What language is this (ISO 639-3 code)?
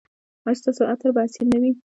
pus